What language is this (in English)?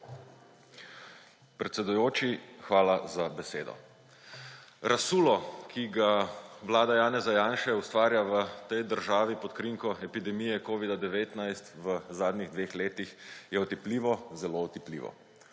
Slovenian